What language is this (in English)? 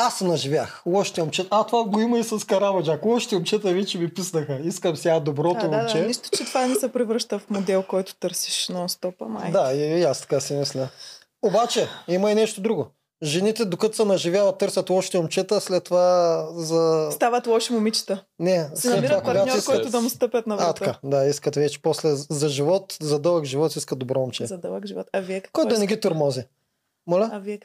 Bulgarian